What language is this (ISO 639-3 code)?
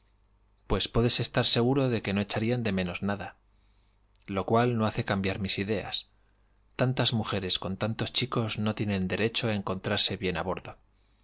spa